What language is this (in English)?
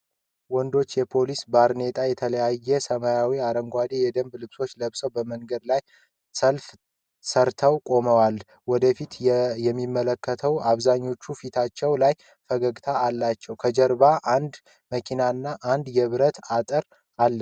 Amharic